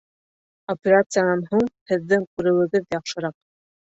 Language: Bashkir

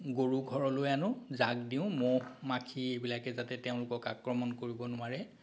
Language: Assamese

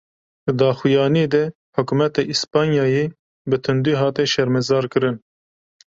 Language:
Kurdish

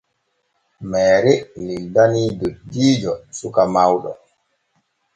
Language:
Borgu Fulfulde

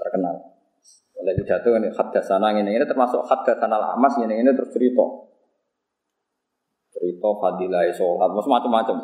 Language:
Indonesian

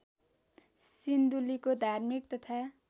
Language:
Nepali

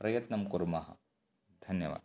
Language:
Sanskrit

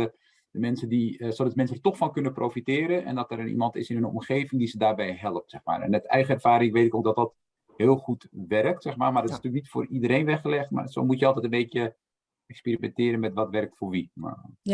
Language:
Dutch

